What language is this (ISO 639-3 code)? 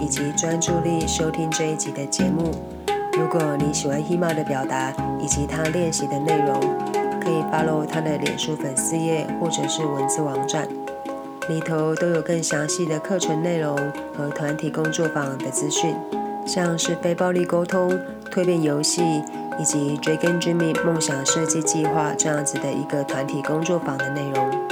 zho